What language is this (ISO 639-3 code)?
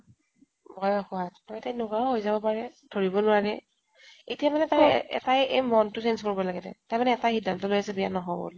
asm